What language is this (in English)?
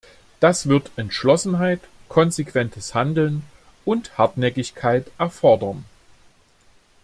German